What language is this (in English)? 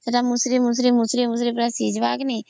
Odia